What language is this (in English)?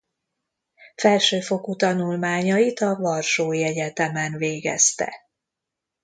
Hungarian